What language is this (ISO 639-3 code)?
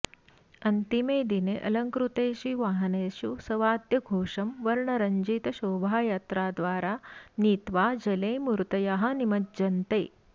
san